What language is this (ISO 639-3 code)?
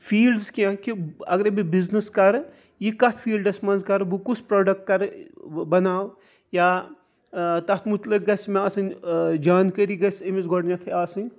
kas